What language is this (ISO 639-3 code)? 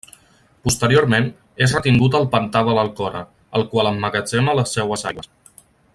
cat